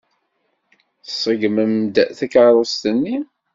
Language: Kabyle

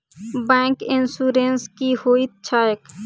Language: Maithili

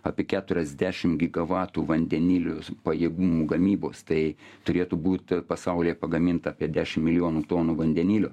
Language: Lithuanian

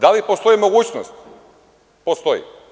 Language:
Serbian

